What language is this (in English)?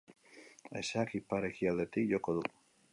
Basque